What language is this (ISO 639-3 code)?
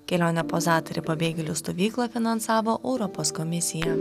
lit